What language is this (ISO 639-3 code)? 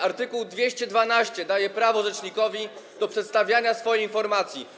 pol